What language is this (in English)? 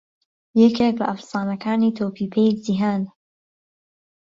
Central Kurdish